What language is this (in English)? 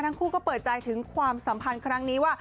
Thai